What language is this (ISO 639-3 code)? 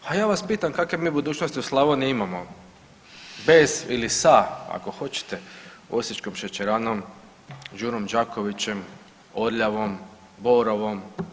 hrv